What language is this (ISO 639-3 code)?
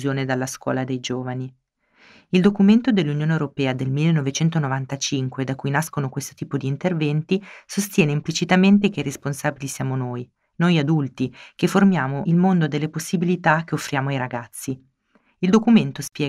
ita